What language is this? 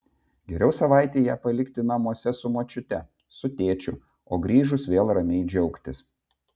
Lithuanian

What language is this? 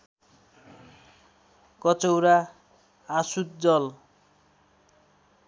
Nepali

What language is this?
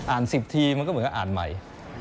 Thai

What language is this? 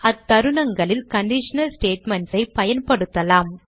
Tamil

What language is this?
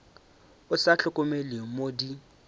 Northern Sotho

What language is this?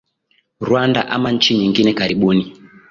Swahili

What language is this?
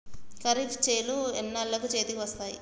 Telugu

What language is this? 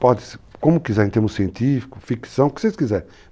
Portuguese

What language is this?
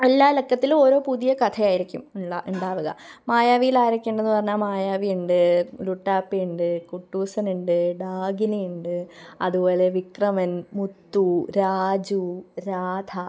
Malayalam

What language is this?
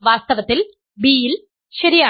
Malayalam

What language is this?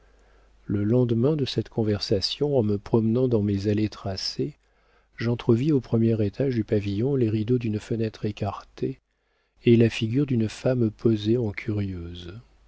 French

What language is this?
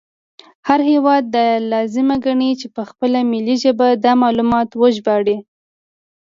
Pashto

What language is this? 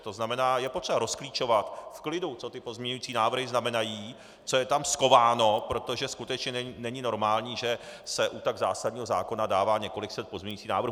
Czech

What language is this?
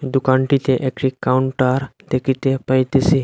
Bangla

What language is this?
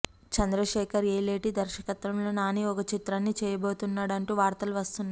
Telugu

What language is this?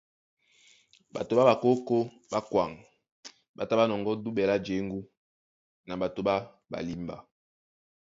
Duala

